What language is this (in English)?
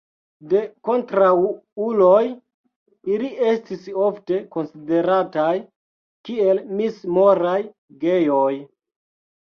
Esperanto